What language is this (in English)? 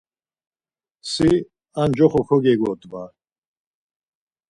Laz